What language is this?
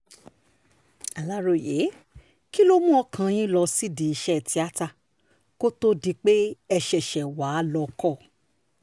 Yoruba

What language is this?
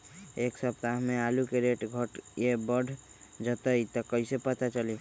Magahi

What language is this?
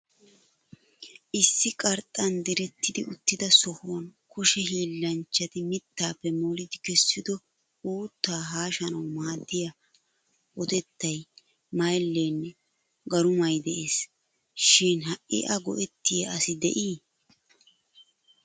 Wolaytta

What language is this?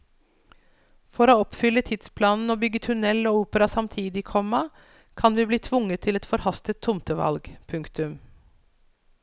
Norwegian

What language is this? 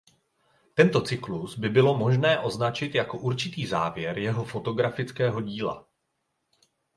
Czech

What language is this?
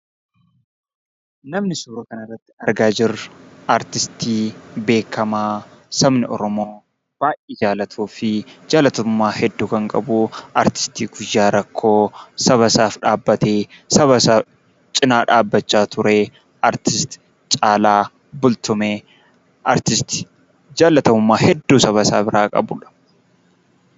Oromo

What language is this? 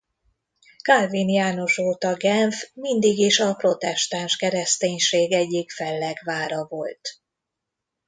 Hungarian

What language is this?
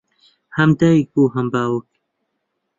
Central Kurdish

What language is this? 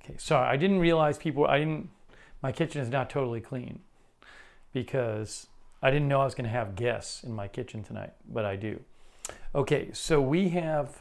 English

